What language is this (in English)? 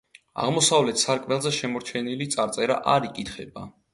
Georgian